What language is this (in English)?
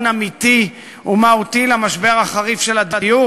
Hebrew